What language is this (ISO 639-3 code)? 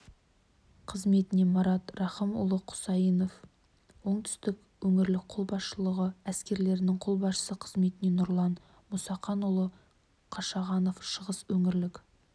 kaz